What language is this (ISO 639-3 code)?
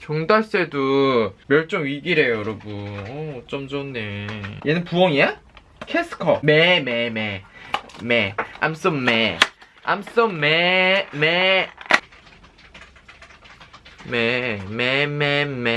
kor